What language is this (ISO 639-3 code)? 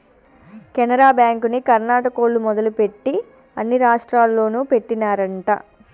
tel